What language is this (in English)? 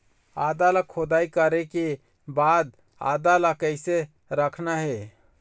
Chhattisgarhi